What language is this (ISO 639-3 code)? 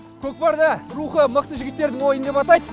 kaz